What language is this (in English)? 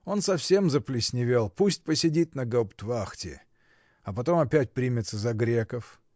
Russian